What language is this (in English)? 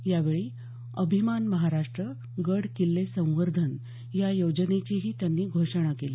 Marathi